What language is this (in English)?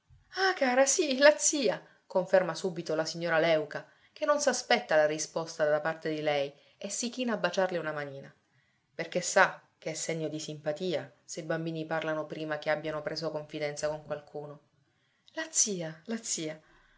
Italian